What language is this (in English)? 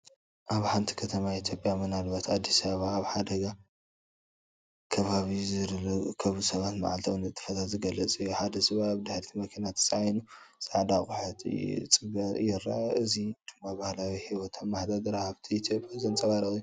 Tigrinya